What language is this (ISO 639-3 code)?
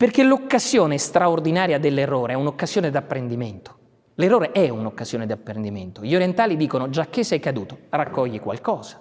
ita